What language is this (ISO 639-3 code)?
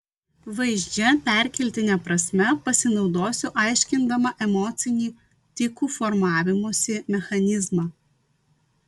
lit